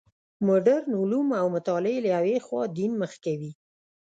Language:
Pashto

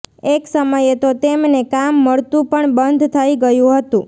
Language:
Gujarati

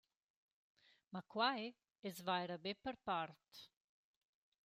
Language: Romansh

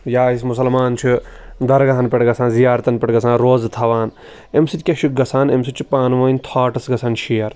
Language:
Kashmiri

